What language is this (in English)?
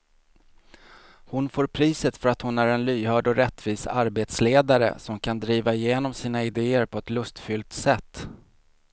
Swedish